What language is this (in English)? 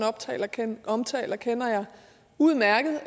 Danish